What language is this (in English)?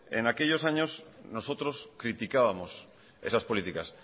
Spanish